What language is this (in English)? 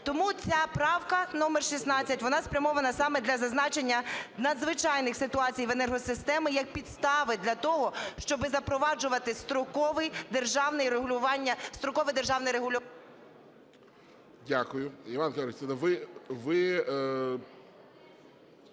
Ukrainian